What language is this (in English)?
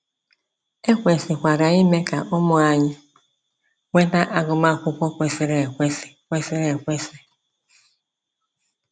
Igbo